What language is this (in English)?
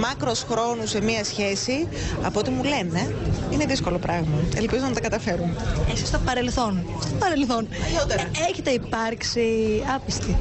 Greek